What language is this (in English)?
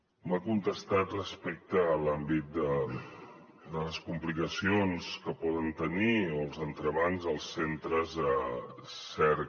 Catalan